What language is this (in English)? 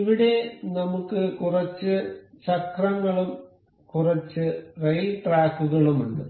Malayalam